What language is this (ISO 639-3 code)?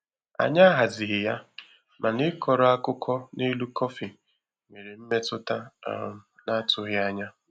ibo